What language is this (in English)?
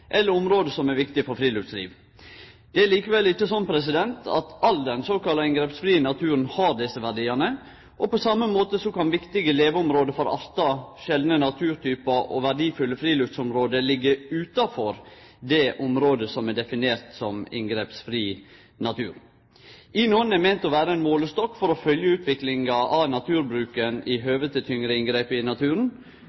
Norwegian Nynorsk